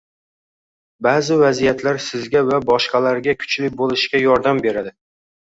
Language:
Uzbek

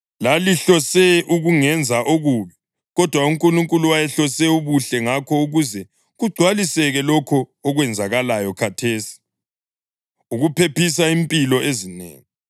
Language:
North Ndebele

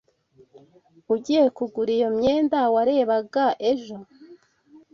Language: Kinyarwanda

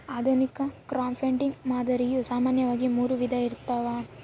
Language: Kannada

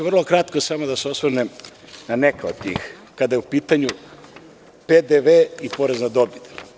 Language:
Serbian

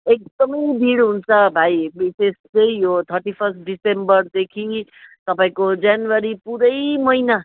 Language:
Nepali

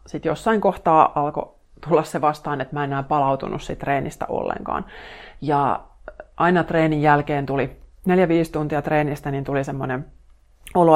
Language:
Finnish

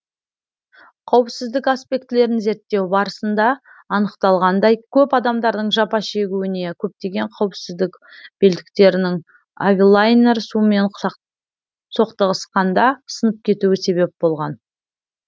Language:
Kazakh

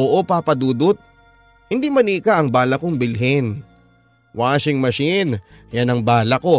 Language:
Filipino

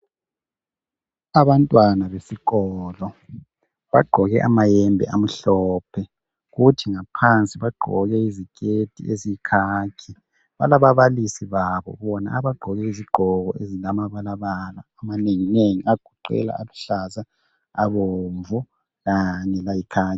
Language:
North Ndebele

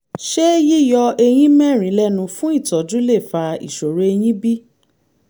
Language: Yoruba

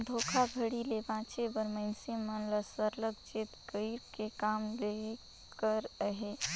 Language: Chhattisgarhi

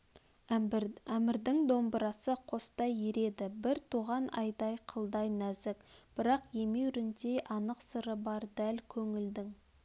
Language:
Kazakh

